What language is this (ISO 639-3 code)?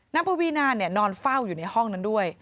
tha